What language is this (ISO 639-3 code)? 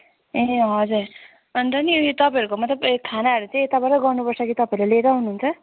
nep